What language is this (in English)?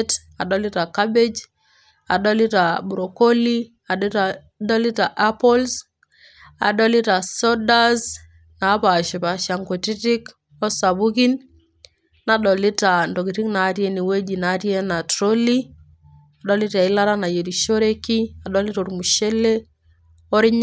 Masai